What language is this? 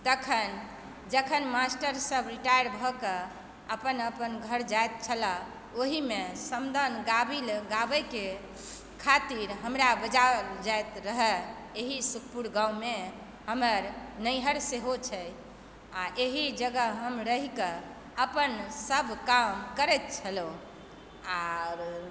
Maithili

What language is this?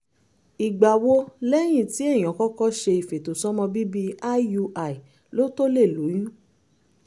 Yoruba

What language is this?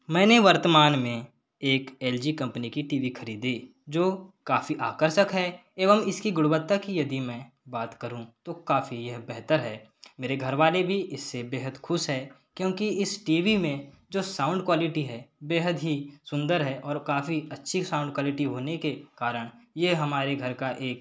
Hindi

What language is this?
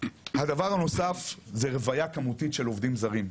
Hebrew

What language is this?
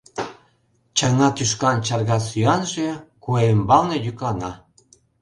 Mari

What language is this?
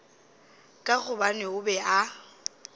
Northern Sotho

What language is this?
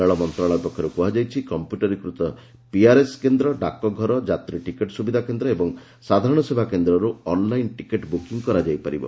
Odia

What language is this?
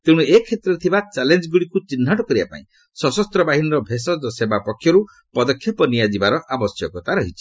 Odia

